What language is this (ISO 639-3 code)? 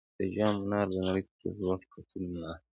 pus